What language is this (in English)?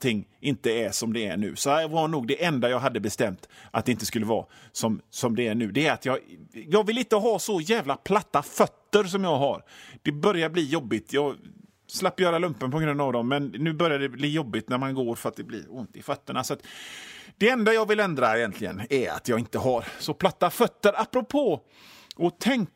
Swedish